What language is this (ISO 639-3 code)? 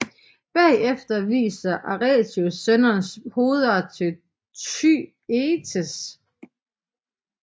dan